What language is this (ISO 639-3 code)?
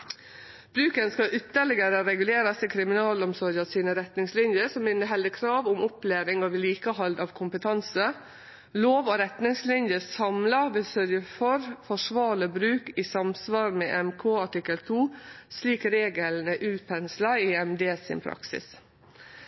nno